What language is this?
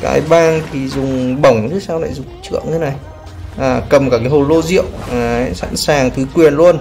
Vietnamese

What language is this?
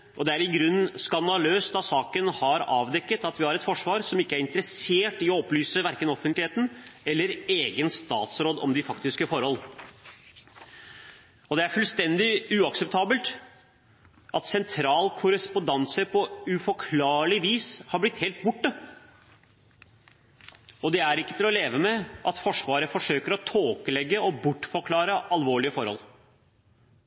Norwegian Bokmål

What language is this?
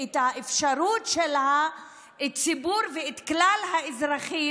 Hebrew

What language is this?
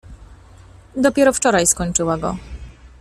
Polish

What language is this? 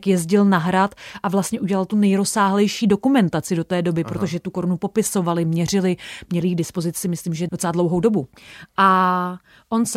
Czech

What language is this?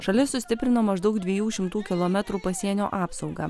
Lithuanian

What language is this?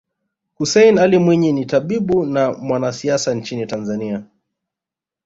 Swahili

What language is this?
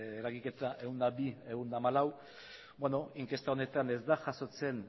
Basque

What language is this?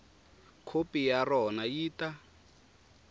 Tsonga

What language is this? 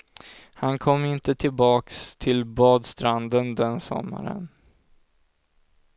Swedish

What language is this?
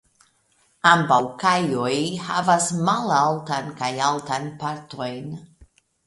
Esperanto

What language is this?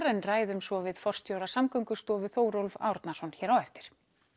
Icelandic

